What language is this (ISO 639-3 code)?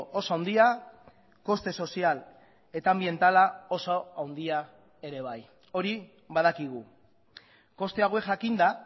eus